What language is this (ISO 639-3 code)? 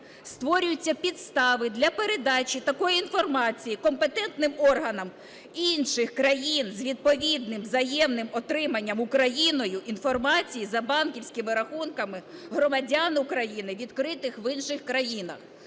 ukr